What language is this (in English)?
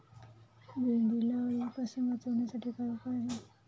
Marathi